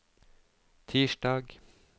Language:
Norwegian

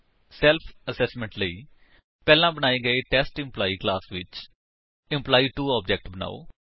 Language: Punjabi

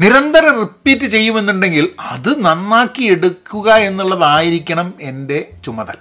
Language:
Malayalam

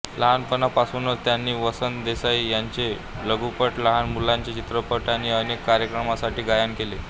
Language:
Marathi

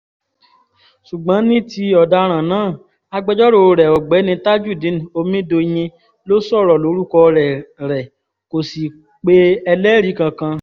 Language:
Yoruba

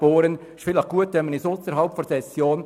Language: Swiss German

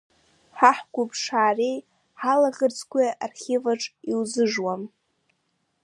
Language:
Abkhazian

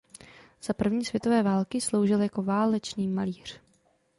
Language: Czech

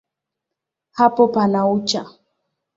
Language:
Swahili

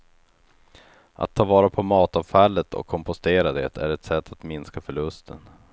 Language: Swedish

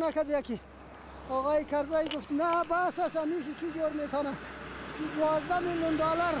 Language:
Persian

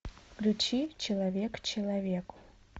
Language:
Russian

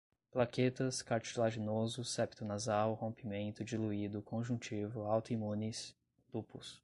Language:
Portuguese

